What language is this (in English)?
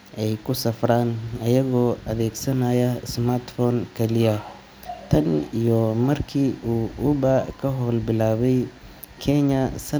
Somali